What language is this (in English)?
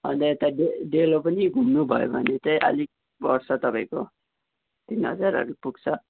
Nepali